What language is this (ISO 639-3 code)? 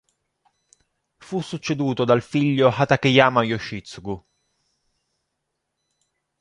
ita